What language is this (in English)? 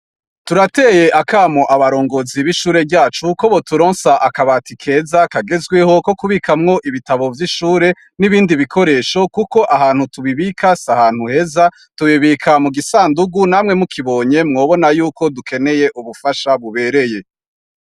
Rundi